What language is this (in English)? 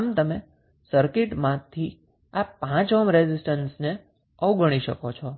Gujarati